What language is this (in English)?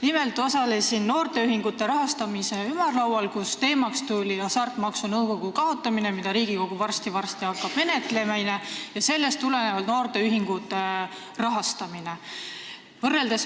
Estonian